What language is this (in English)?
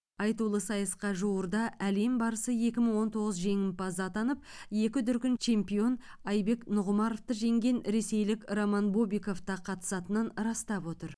Kazakh